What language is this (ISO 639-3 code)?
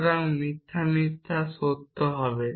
ben